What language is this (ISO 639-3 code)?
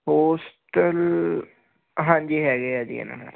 pan